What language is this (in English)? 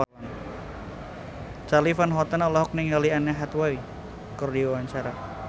Sundanese